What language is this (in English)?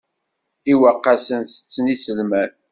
Kabyle